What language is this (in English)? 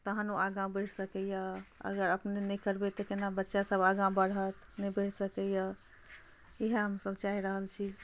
Maithili